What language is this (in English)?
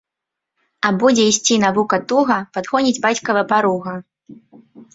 Belarusian